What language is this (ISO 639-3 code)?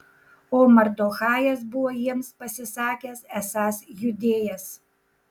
lit